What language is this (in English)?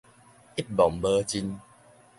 Min Nan Chinese